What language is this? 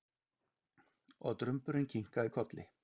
Icelandic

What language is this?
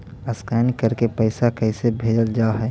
Magahi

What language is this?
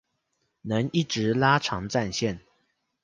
Chinese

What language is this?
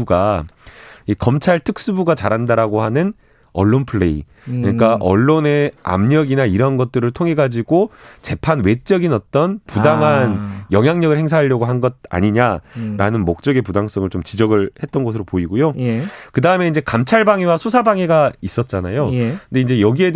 Korean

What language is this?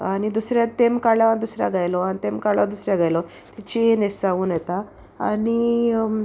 Konkani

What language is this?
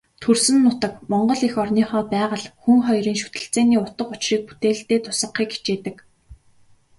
Mongolian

